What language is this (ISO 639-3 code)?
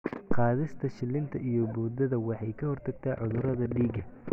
som